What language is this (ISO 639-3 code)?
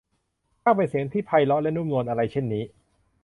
tha